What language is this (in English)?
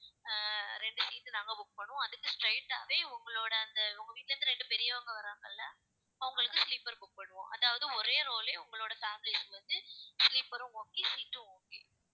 Tamil